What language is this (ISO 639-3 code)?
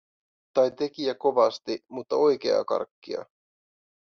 fin